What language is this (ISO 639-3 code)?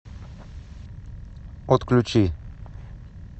rus